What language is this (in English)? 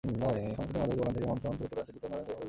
Bangla